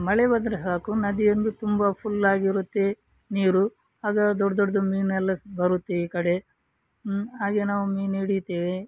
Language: Kannada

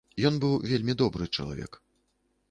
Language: Belarusian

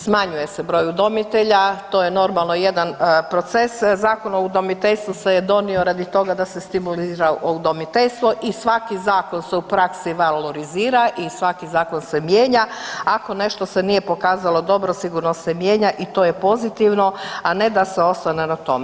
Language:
Croatian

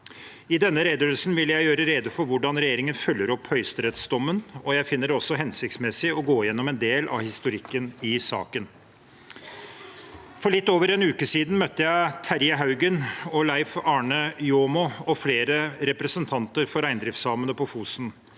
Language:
Norwegian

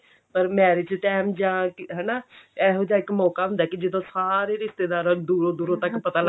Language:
Punjabi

